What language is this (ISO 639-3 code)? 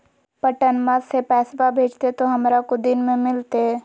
mag